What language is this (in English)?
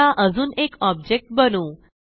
Marathi